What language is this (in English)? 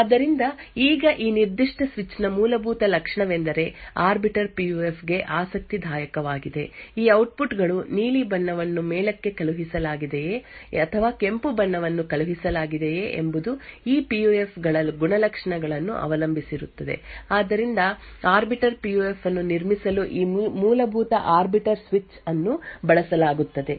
Kannada